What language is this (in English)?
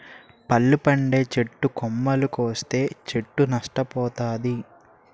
Telugu